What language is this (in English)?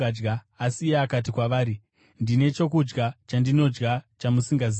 Shona